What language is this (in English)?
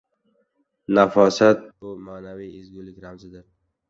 Uzbek